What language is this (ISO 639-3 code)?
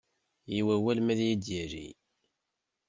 kab